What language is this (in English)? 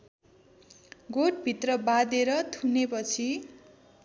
Nepali